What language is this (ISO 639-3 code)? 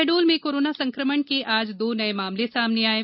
hin